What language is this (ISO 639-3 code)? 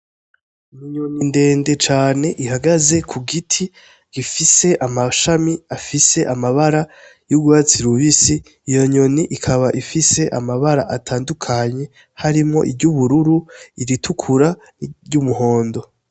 run